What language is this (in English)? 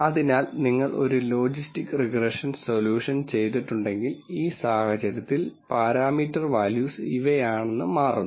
Malayalam